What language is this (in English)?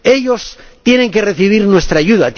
Spanish